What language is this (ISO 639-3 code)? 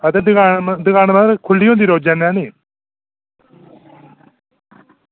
doi